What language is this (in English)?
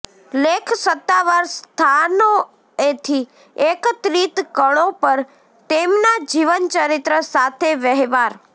Gujarati